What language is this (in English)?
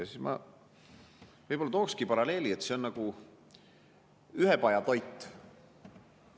Estonian